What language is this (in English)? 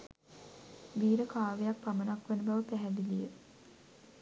Sinhala